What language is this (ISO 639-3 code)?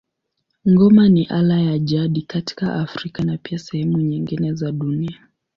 swa